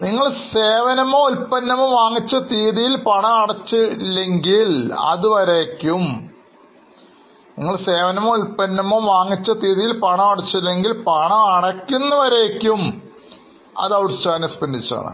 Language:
Malayalam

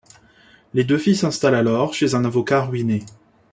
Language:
French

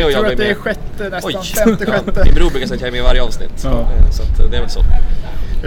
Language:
Swedish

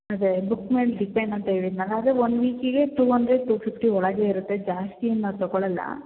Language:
Kannada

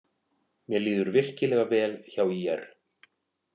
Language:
Icelandic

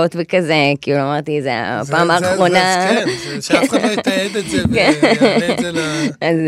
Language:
Hebrew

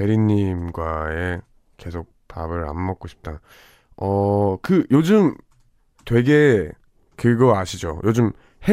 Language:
Korean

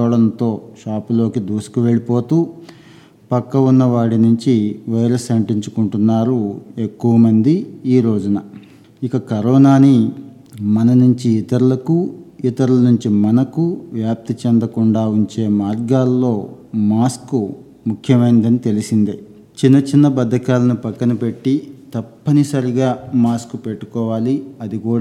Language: Telugu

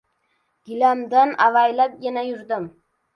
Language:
Uzbek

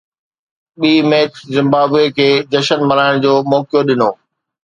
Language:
Sindhi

